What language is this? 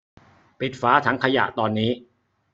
Thai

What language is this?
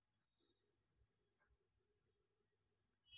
Telugu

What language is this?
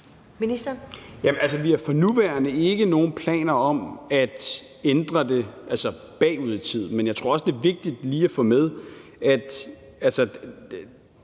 Danish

